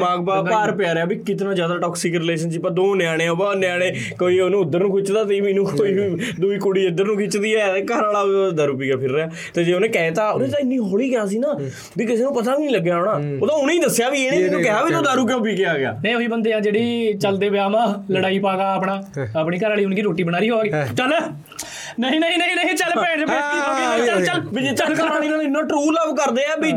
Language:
Punjabi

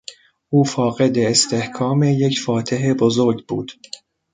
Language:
Persian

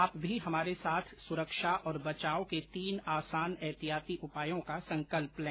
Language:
Hindi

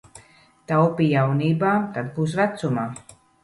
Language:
Latvian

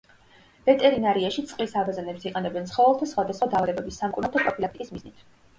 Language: Georgian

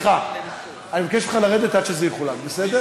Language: Hebrew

